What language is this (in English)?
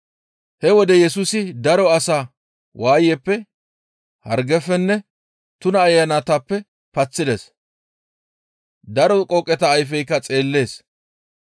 Gamo